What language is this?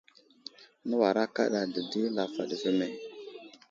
Wuzlam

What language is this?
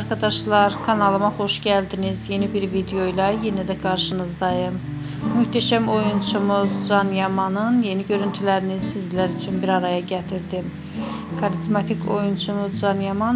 Turkish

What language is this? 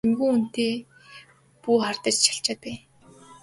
Mongolian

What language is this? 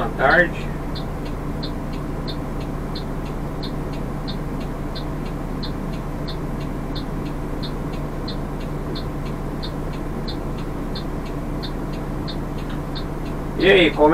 Portuguese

